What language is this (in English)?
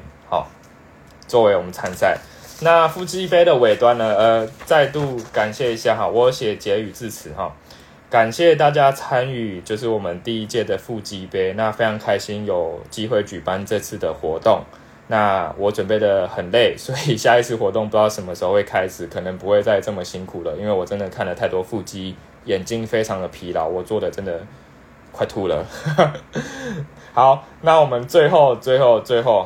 Chinese